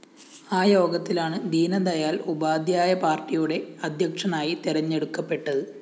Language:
Malayalam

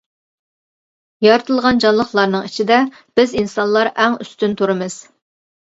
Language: Uyghur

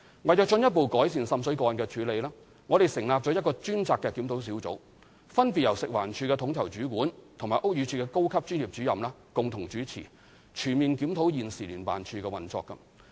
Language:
Cantonese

